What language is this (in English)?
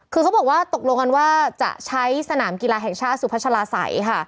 Thai